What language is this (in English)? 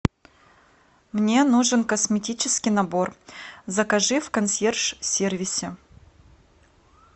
Russian